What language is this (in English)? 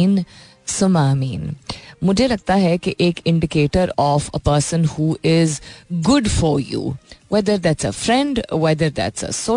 Hindi